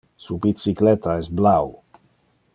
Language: Interlingua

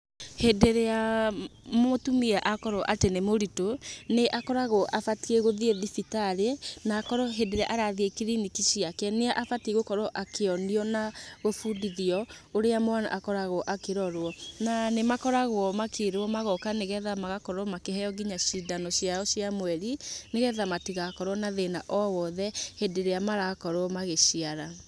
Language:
Kikuyu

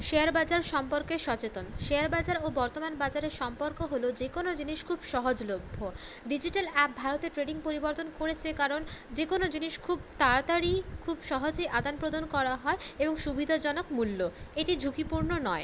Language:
Bangla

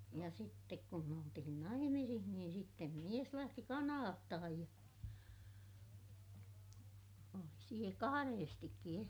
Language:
Finnish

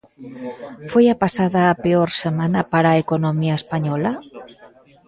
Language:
Galician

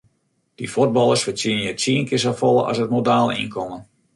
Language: Western Frisian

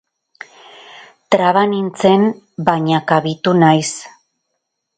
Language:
Basque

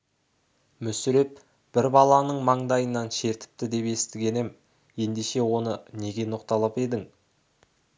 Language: Kazakh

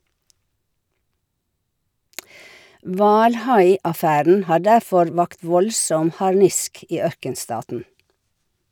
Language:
Norwegian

